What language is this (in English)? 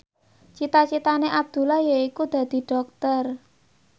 Javanese